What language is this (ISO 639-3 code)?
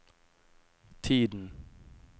nor